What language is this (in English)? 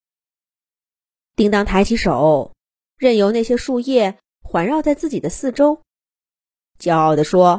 Chinese